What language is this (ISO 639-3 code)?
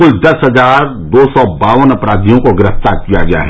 hin